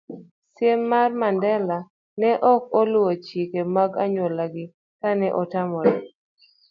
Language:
Luo (Kenya and Tanzania)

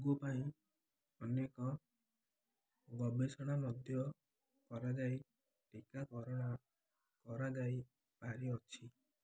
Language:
Odia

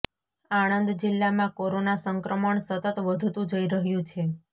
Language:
Gujarati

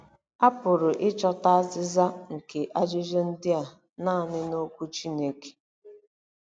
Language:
Igbo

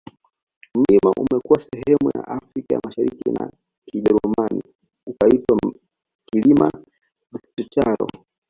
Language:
Swahili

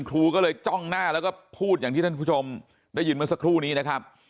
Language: Thai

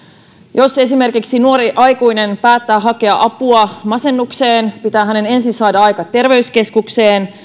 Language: Finnish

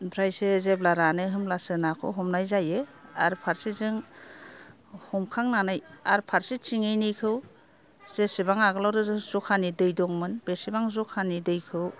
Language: Bodo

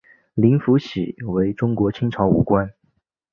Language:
Chinese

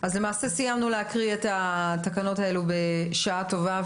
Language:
Hebrew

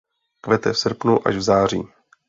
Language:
Czech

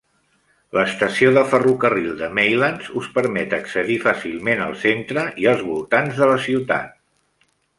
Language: Catalan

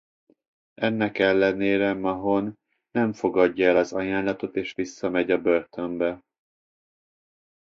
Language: Hungarian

